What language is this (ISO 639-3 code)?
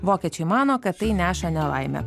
lit